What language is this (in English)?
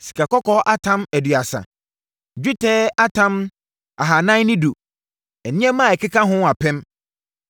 Akan